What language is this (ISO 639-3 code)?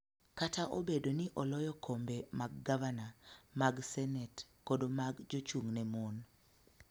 luo